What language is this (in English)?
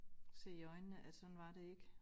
Danish